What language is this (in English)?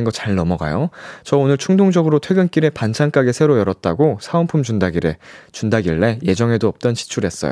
Korean